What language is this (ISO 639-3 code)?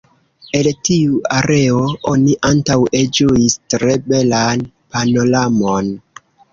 epo